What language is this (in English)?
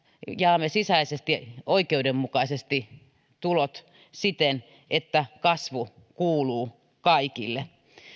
Finnish